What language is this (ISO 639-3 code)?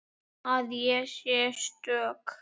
isl